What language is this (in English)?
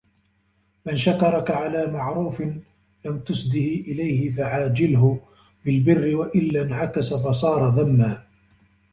Arabic